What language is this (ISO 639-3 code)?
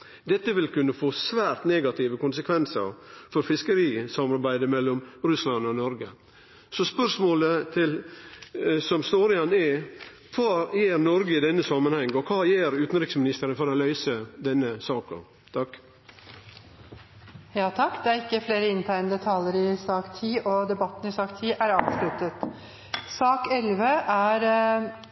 nor